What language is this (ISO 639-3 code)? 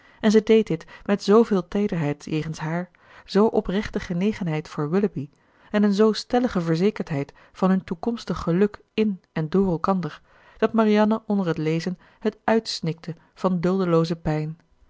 nld